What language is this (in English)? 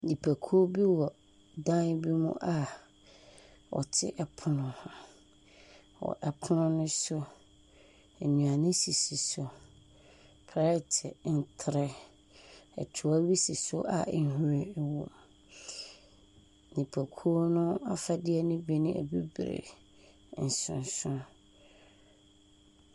Akan